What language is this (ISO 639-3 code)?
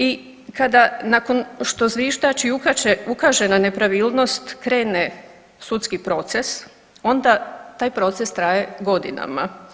hrv